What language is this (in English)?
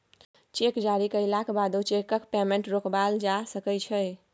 Maithili